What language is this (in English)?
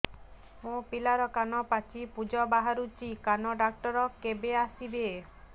Odia